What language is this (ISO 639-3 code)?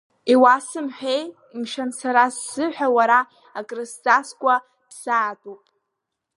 abk